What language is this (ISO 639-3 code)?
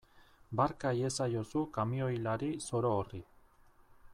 eus